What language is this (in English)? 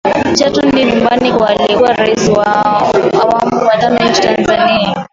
Swahili